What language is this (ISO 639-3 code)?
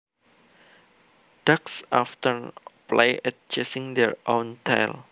jav